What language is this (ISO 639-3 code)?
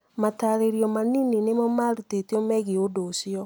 kik